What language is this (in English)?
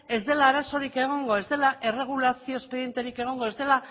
Basque